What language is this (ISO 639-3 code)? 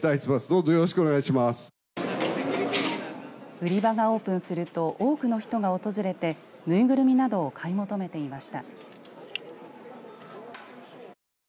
jpn